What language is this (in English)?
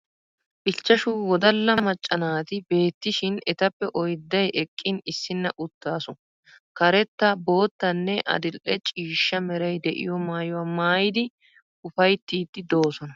Wolaytta